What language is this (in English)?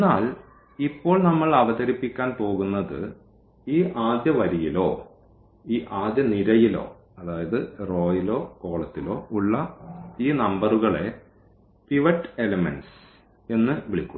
Malayalam